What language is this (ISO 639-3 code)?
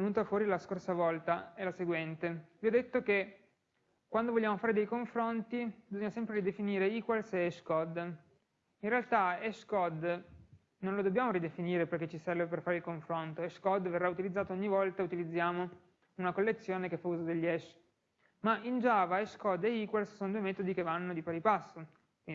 ita